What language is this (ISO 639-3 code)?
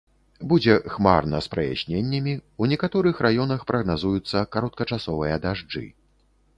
bel